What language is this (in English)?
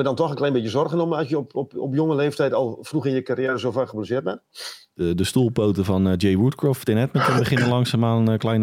Dutch